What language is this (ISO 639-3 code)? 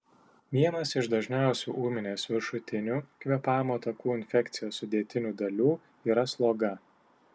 lit